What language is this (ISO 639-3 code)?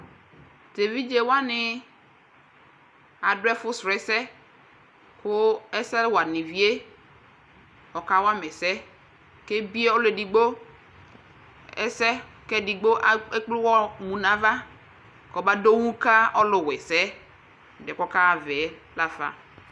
kpo